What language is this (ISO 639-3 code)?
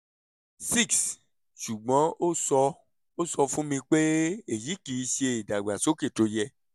yor